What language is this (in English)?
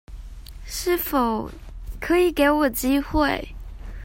Chinese